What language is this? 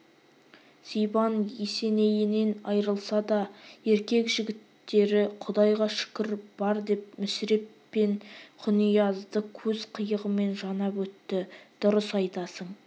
Kazakh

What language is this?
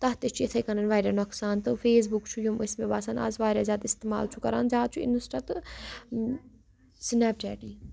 Kashmiri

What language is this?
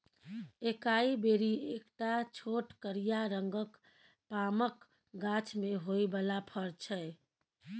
Maithili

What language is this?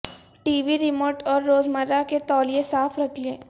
Urdu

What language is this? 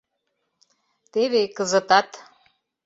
Mari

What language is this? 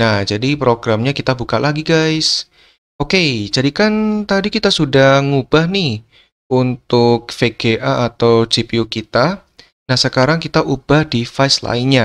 Indonesian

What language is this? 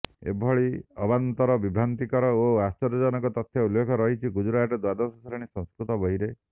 Odia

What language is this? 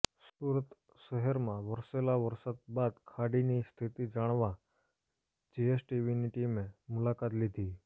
Gujarati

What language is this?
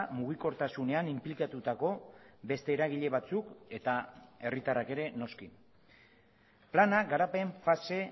Basque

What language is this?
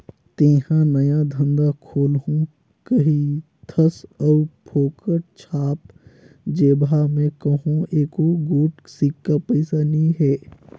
Chhattisgarhi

